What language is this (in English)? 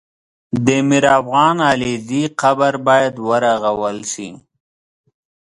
Pashto